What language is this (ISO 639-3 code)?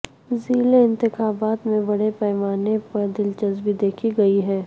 urd